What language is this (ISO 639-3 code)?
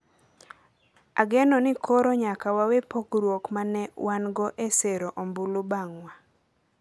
luo